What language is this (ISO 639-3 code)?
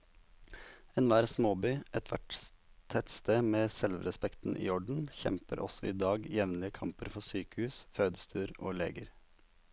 nor